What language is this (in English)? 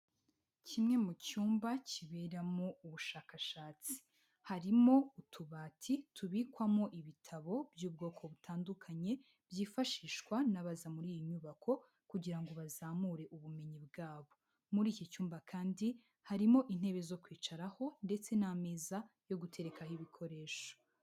Kinyarwanda